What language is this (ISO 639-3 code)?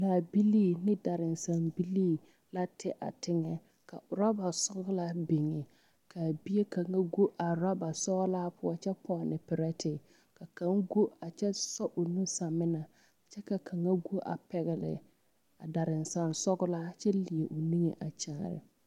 dga